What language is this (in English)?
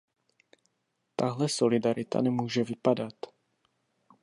Czech